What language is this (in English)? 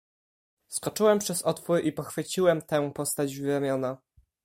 Polish